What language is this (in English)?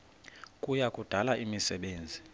Xhosa